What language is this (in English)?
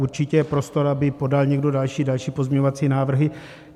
Czech